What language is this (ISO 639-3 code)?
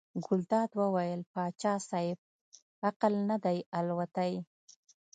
pus